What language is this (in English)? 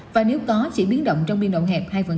Vietnamese